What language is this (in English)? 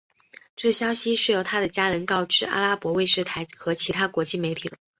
Chinese